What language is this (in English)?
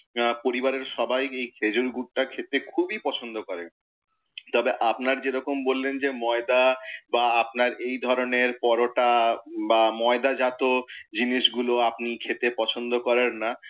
Bangla